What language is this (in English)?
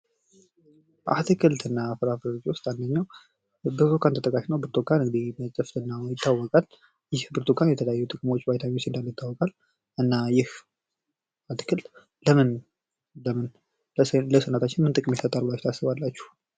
Amharic